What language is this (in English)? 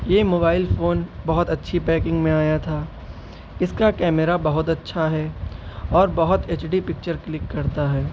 Urdu